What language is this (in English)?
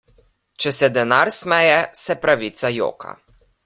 Slovenian